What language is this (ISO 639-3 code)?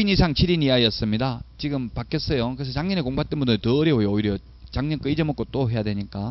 kor